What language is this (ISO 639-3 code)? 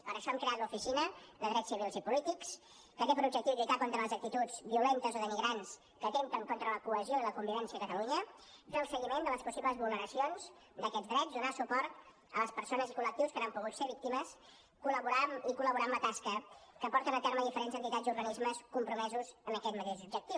cat